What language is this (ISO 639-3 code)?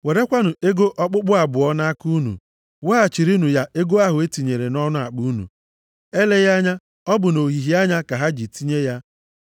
ibo